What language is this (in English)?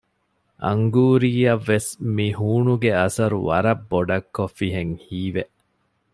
Divehi